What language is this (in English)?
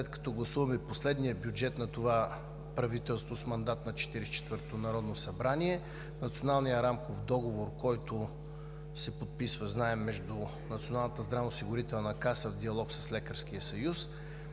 Bulgarian